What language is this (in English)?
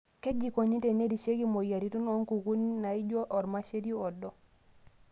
Masai